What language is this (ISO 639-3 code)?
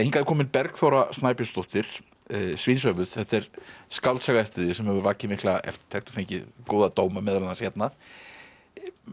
isl